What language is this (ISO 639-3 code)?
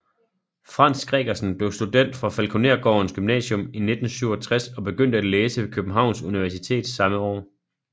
dan